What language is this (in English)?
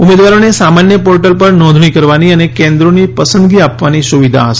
Gujarati